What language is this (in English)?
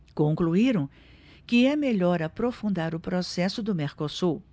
Portuguese